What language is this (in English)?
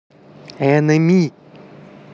Russian